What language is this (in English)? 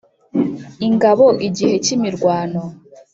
Kinyarwanda